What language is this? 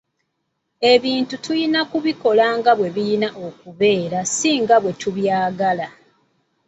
Ganda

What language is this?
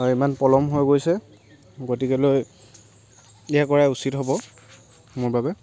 Assamese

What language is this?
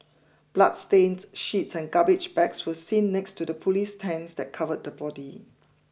English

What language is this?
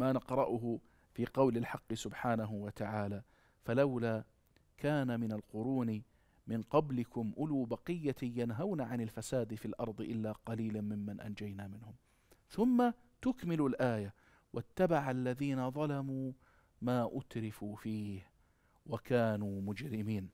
Arabic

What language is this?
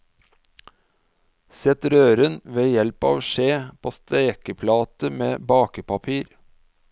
Norwegian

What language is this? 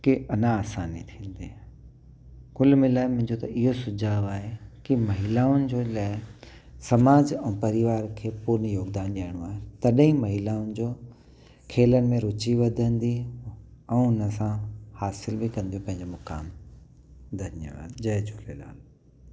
Sindhi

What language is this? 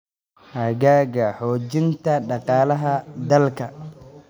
Somali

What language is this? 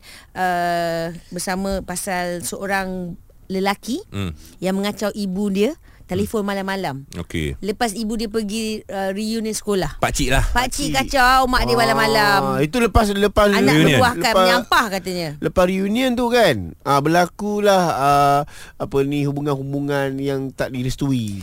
Malay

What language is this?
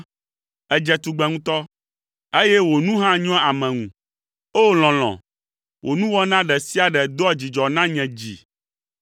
Ewe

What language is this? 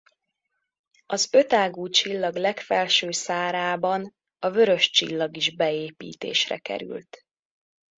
Hungarian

